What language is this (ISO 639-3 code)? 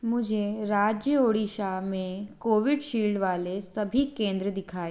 hin